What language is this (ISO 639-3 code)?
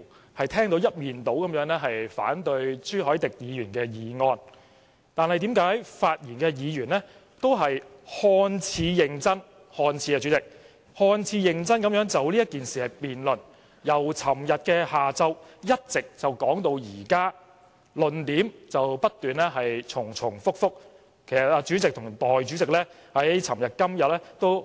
yue